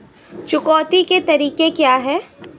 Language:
Hindi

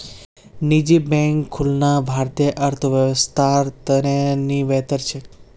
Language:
Magahi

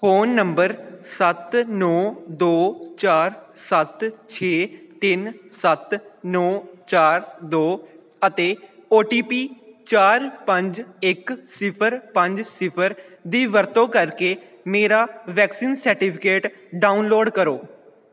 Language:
Punjabi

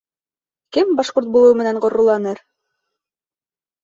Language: Bashkir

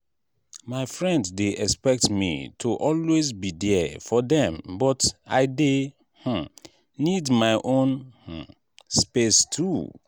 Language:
Nigerian Pidgin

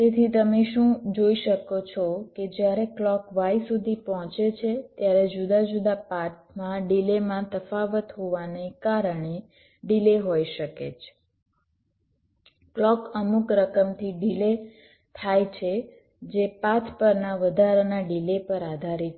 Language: Gujarati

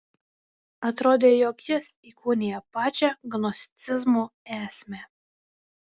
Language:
Lithuanian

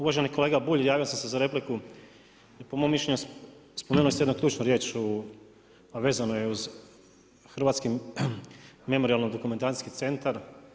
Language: Croatian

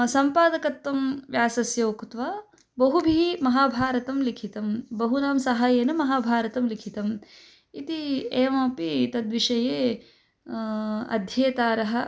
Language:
Sanskrit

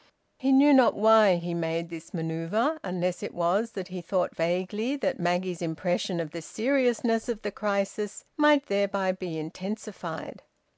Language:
English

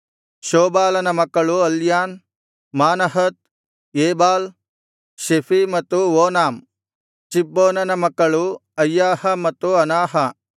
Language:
Kannada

